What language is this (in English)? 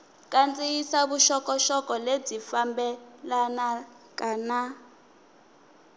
Tsonga